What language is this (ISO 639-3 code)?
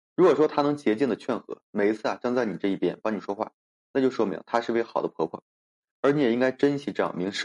zho